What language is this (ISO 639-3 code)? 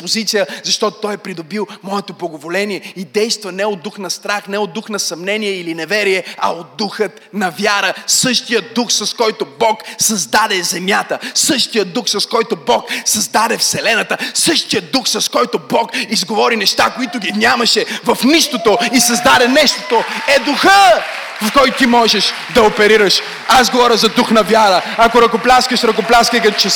bul